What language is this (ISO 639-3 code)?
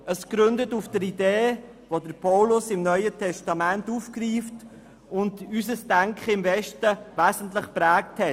gsw